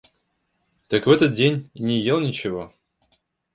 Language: Russian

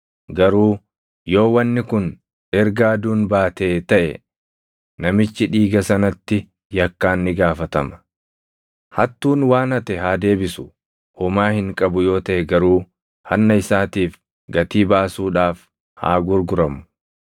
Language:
Oromo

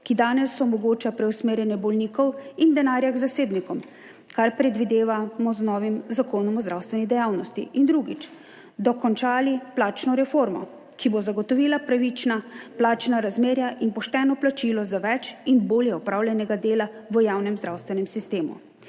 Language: Slovenian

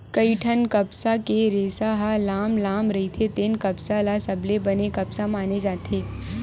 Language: Chhattisgarhi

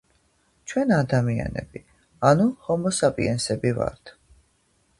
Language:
Georgian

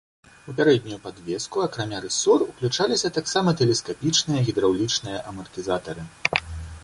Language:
Belarusian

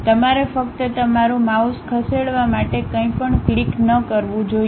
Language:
Gujarati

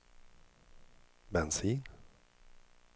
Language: Swedish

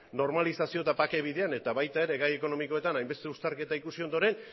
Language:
Basque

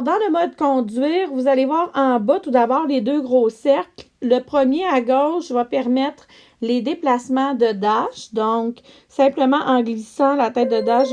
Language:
French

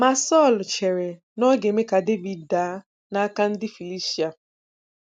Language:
Igbo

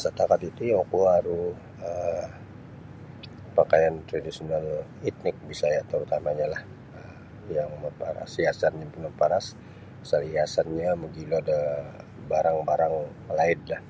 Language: Sabah Bisaya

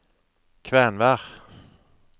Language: Norwegian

